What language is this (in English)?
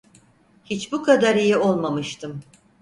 Turkish